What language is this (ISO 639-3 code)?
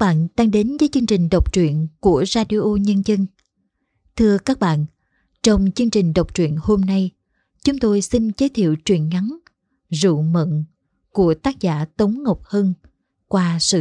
vie